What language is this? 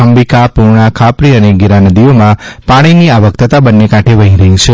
Gujarati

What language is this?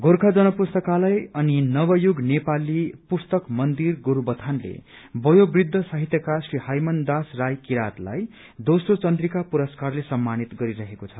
Nepali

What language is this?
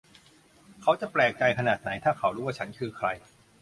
Thai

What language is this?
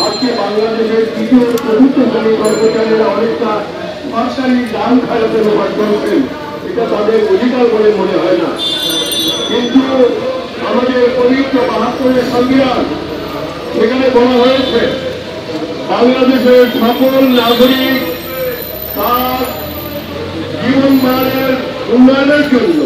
Arabic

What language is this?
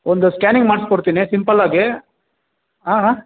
Kannada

